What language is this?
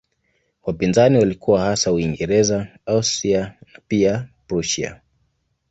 Swahili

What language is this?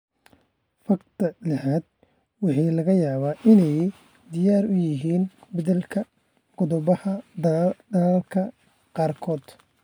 Somali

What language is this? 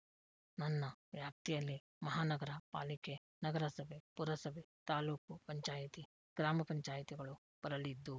Kannada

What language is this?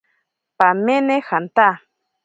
Ashéninka Perené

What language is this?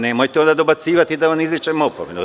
Serbian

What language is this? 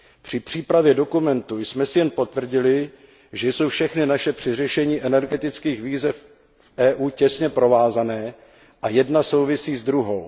Czech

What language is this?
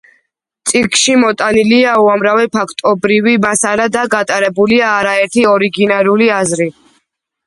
Georgian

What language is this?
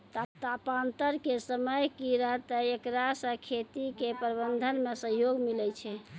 Maithili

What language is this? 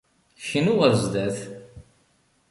Kabyle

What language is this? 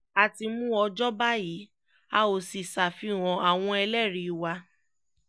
Yoruba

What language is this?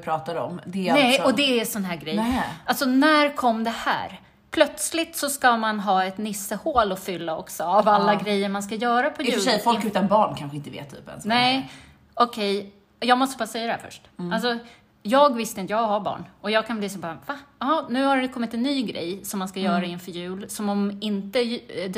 Swedish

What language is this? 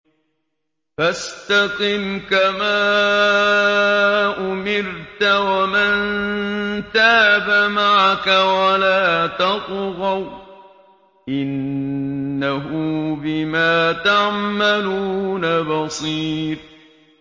Arabic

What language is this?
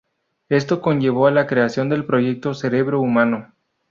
Spanish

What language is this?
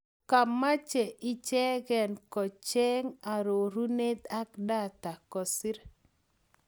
Kalenjin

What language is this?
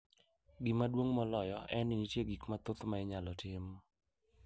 Luo (Kenya and Tanzania)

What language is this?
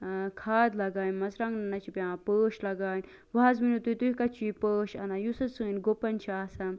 Kashmiri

